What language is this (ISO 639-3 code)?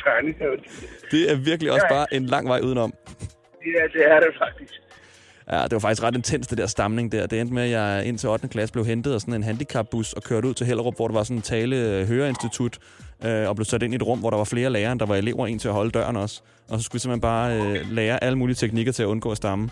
dan